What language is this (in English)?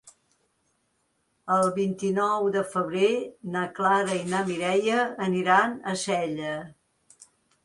Catalan